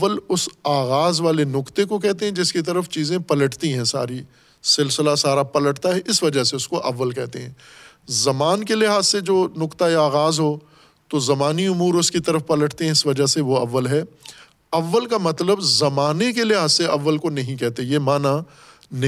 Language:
Urdu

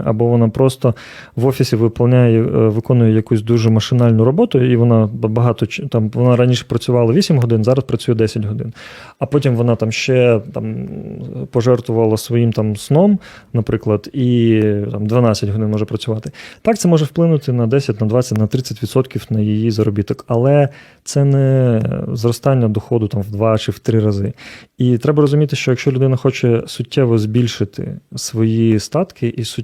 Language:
Ukrainian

